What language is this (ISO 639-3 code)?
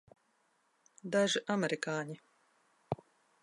lav